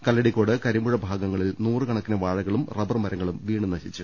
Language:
Malayalam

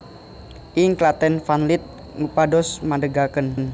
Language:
Javanese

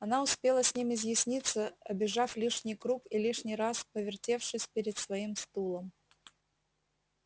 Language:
Russian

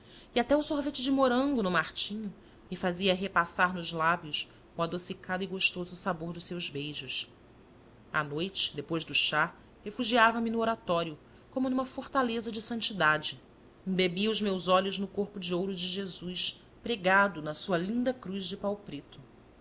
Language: Portuguese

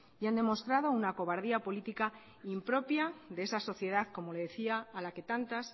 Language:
Spanish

